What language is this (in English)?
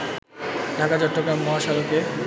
Bangla